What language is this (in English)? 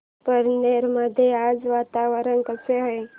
Marathi